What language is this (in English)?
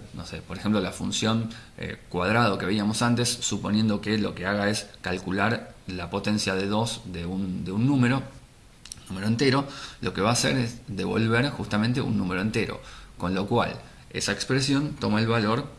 Spanish